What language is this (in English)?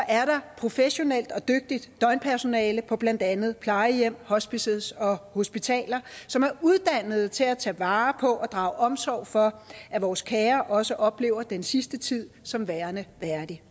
Danish